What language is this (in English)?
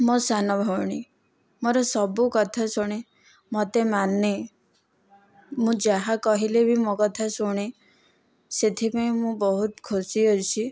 Odia